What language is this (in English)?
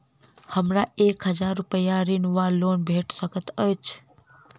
Maithili